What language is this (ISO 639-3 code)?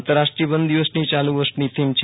guj